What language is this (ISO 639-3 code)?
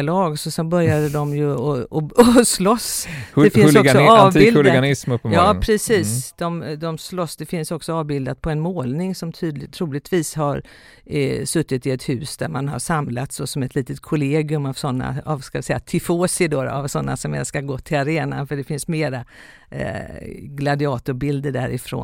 swe